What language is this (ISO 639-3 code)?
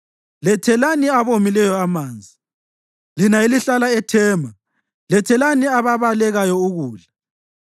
nde